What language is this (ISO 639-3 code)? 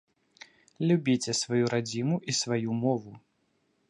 bel